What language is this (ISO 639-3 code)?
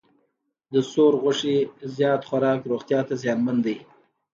pus